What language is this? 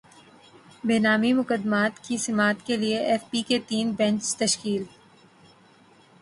Urdu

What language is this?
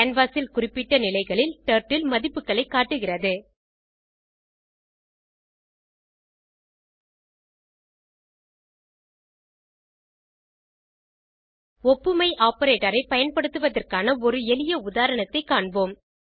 Tamil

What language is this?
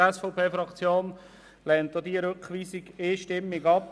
Swiss German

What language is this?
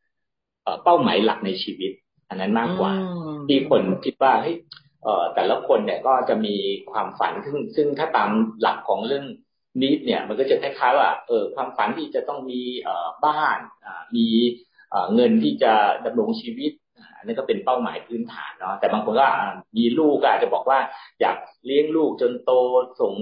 Thai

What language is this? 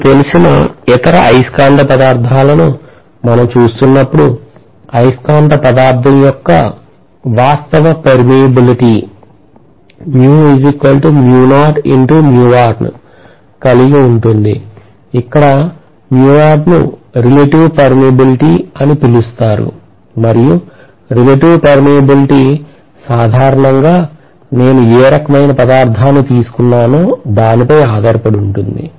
Telugu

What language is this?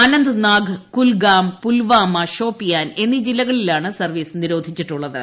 Malayalam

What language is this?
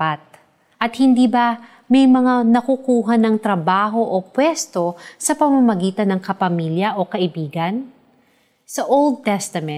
Filipino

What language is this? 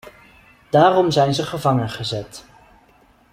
Dutch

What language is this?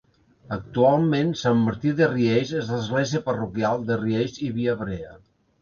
Catalan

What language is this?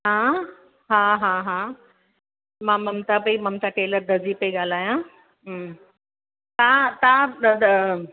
Sindhi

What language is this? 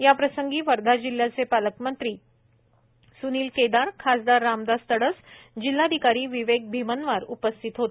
Marathi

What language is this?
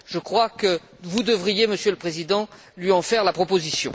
French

